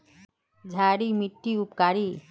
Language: Magahi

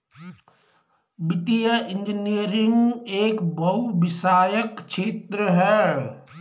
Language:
Hindi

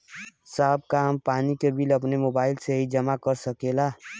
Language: Bhojpuri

